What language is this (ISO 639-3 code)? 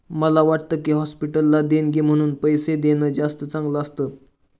mar